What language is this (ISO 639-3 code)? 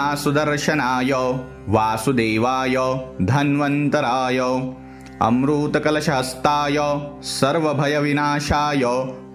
mar